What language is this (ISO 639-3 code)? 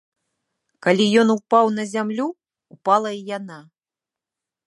bel